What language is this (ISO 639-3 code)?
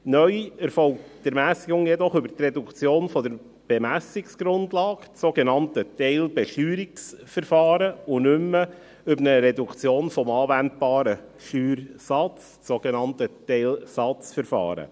gsw